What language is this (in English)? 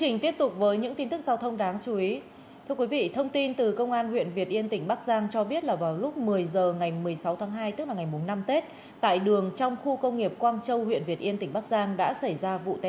Vietnamese